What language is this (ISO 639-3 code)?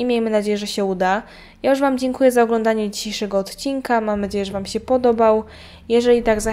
pol